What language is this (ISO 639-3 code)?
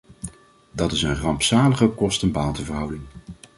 nld